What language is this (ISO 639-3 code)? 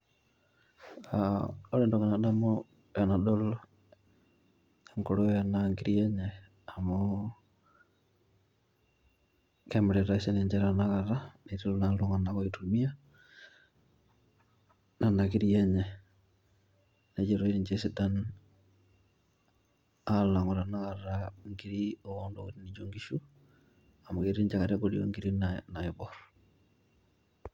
mas